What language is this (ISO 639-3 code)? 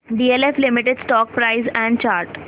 mar